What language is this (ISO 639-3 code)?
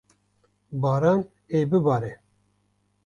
kur